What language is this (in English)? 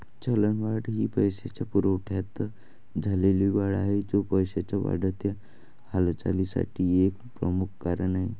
Marathi